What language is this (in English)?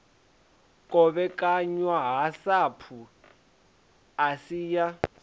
Venda